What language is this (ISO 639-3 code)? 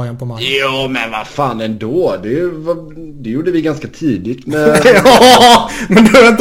swe